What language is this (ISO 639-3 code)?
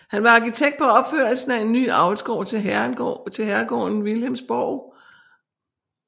dan